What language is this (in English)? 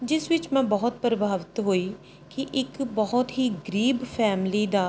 Punjabi